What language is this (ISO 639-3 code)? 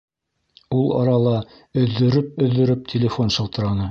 bak